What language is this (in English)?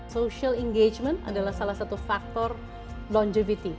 Indonesian